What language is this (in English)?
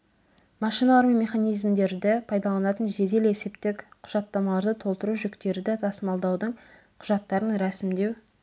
Kazakh